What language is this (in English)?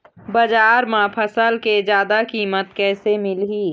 Chhattisgarhi